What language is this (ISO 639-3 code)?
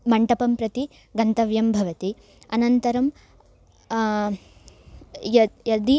san